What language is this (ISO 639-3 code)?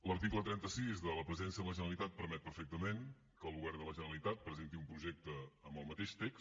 cat